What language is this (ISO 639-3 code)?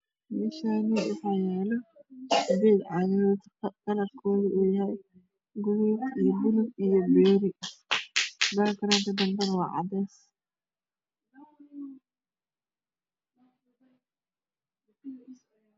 som